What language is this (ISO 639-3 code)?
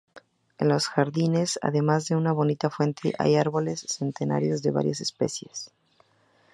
spa